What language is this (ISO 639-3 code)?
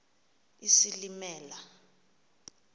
xho